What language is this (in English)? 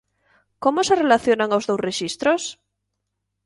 Galician